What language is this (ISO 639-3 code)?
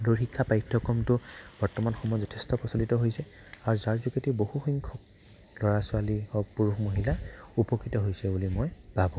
asm